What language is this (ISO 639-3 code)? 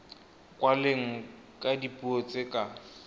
tsn